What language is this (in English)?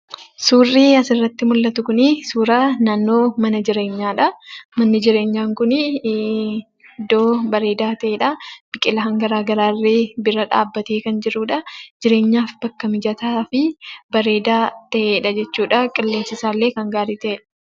Oromo